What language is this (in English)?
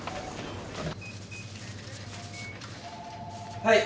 Japanese